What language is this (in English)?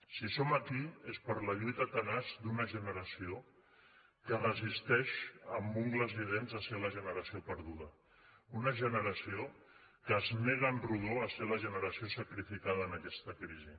Catalan